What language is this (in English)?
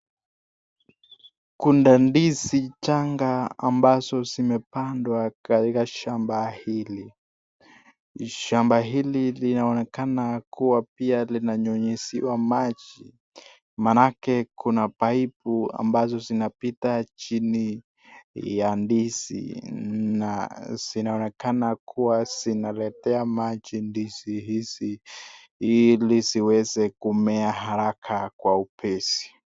Swahili